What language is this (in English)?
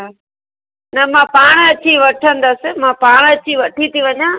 Sindhi